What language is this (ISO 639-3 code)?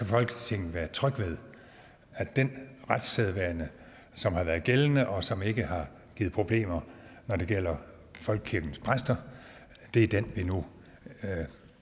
dan